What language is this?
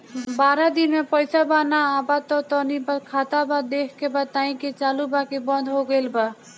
Bhojpuri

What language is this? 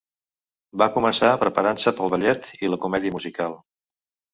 Catalan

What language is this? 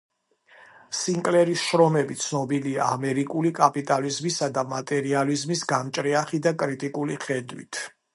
Georgian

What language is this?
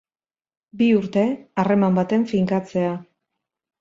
Basque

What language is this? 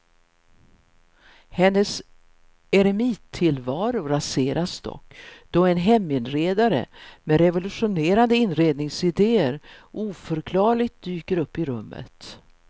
Swedish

